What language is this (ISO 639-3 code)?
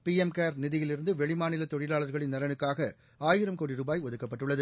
tam